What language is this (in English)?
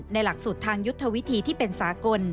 Thai